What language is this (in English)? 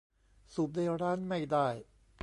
Thai